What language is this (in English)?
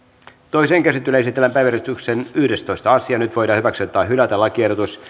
Finnish